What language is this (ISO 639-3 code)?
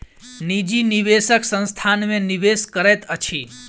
mai